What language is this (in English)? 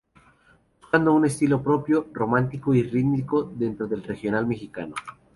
Spanish